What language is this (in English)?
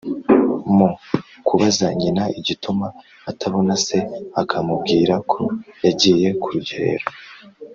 Kinyarwanda